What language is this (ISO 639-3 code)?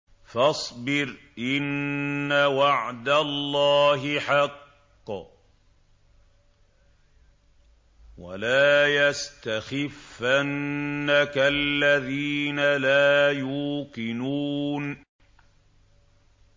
ara